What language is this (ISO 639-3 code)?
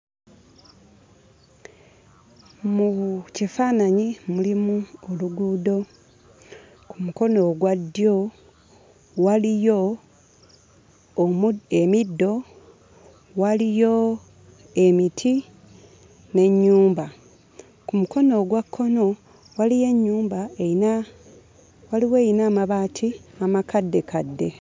lug